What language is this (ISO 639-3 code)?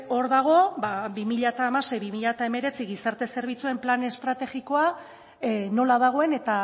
eus